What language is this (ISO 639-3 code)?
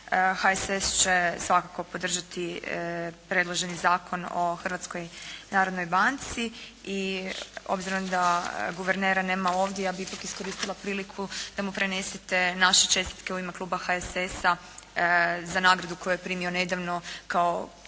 hrv